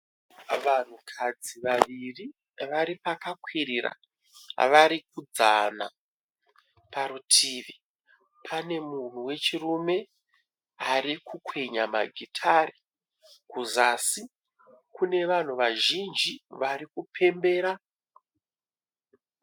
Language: Shona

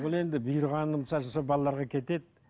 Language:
Kazakh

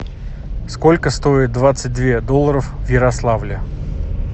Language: Russian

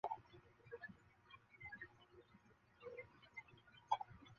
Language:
Chinese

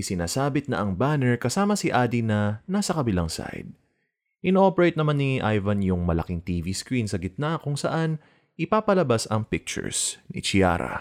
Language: Filipino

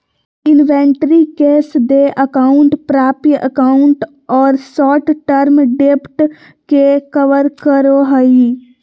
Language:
Magahi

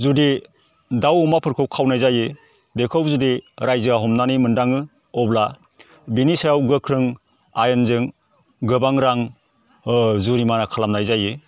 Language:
Bodo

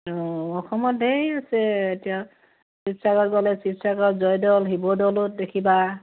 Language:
Assamese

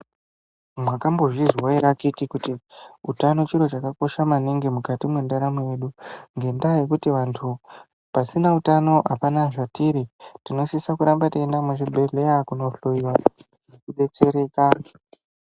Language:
Ndau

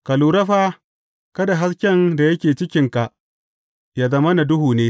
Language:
Hausa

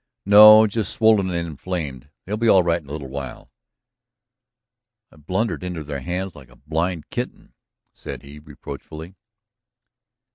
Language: English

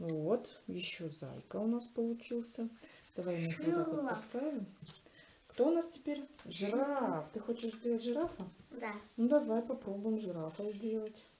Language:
Russian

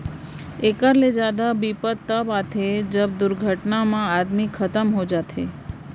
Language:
Chhattisgarhi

